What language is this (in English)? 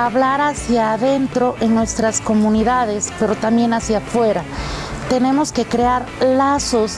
Spanish